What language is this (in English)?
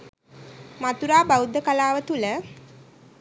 Sinhala